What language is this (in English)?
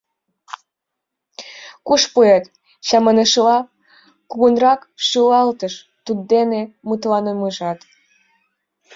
Mari